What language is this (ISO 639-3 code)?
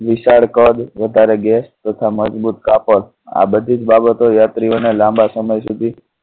guj